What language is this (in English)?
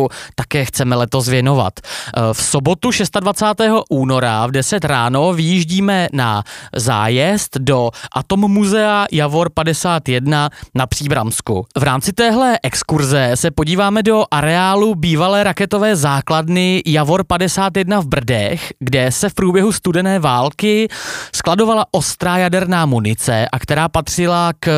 Czech